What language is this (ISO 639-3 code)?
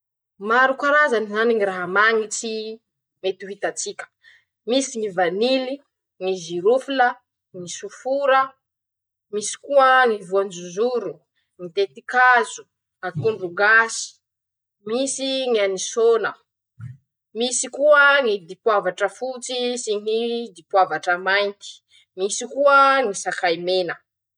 msh